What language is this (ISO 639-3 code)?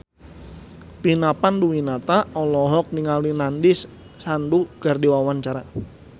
sun